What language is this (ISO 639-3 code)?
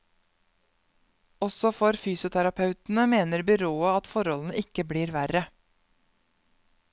nor